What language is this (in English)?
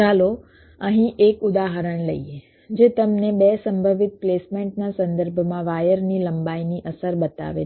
Gujarati